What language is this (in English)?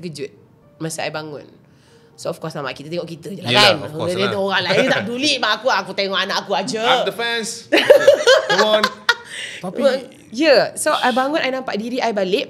Malay